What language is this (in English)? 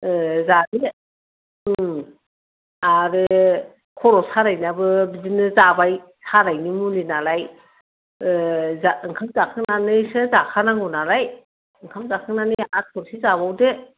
Bodo